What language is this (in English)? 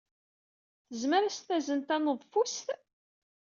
Kabyle